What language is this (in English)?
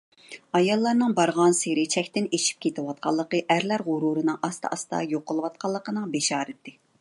Uyghur